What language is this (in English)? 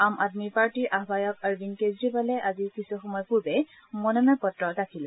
Assamese